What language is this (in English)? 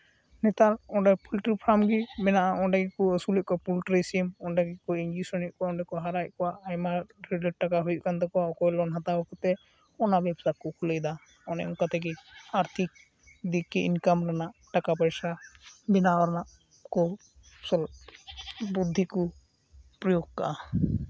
Santali